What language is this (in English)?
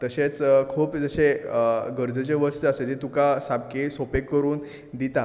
Konkani